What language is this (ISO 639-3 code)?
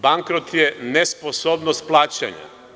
srp